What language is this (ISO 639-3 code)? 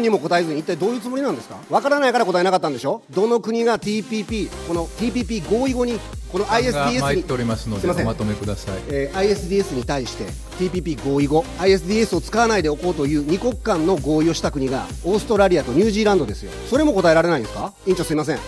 jpn